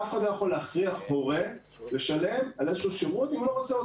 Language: Hebrew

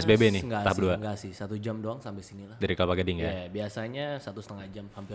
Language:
Indonesian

